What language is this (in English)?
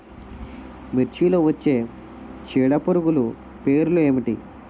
Telugu